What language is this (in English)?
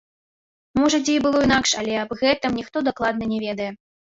Belarusian